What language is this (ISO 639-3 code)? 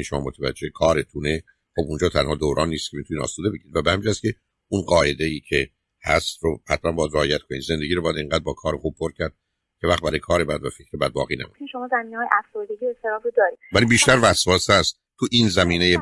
fas